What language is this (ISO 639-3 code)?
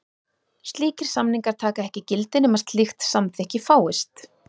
isl